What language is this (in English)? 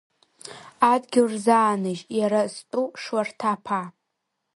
Abkhazian